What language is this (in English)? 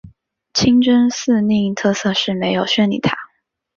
Chinese